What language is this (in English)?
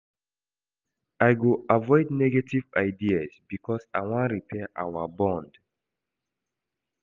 Nigerian Pidgin